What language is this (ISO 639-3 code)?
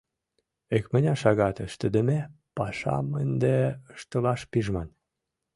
chm